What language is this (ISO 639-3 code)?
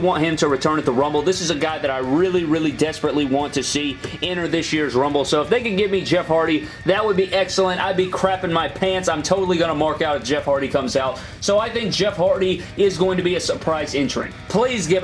eng